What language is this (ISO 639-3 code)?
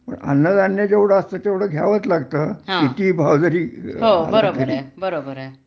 mar